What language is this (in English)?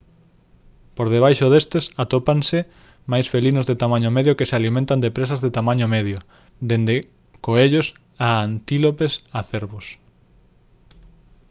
Galician